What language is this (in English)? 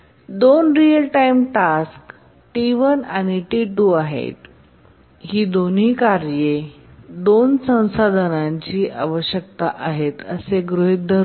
Marathi